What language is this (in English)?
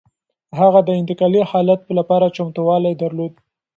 Pashto